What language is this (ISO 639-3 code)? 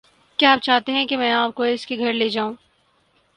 urd